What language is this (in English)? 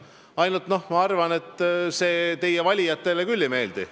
Estonian